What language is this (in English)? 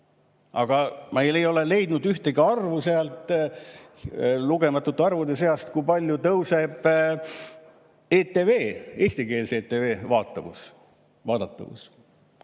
Estonian